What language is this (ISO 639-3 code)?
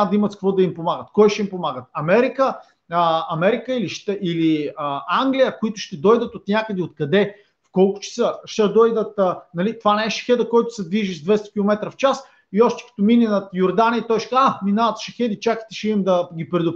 bul